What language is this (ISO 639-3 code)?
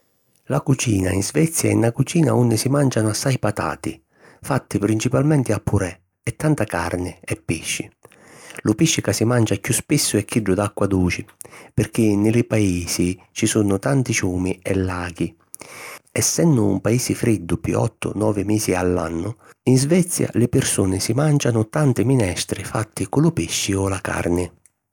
scn